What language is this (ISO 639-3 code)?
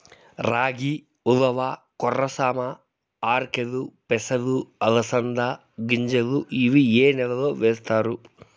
tel